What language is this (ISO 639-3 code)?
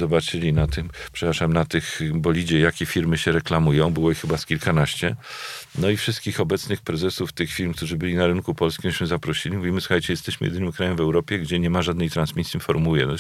pol